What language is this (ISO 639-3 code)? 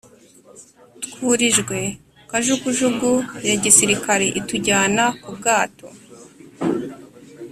kin